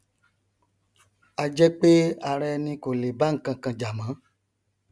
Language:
Yoruba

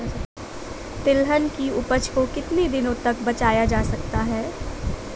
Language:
Hindi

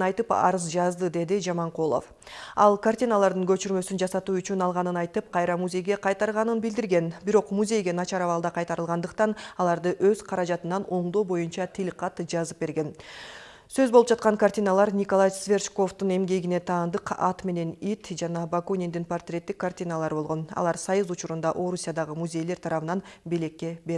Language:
Russian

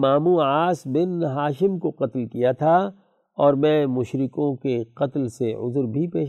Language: Urdu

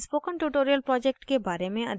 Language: Hindi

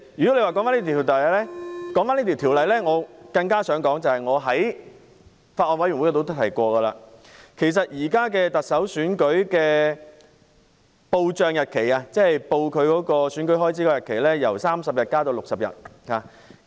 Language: Cantonese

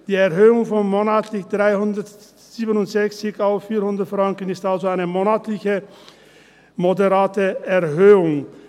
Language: Swiss German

